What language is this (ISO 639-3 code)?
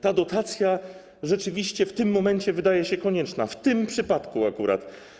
pol